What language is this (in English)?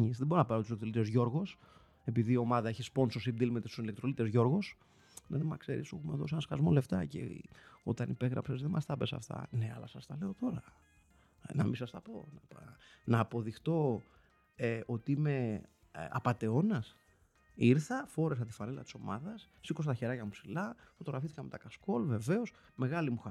Greek